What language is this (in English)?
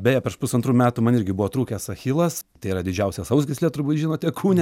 Lithuanian